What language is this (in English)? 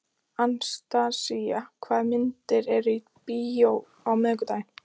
Icelandic